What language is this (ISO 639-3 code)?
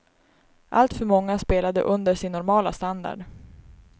swe